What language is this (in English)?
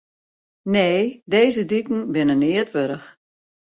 Western Frisian